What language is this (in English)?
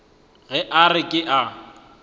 Northern Sotho